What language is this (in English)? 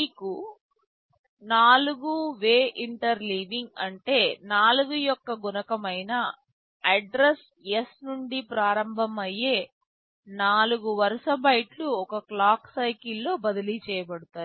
Telugu